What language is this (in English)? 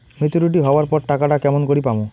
Bangla